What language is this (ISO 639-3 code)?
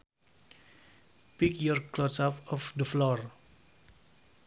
sun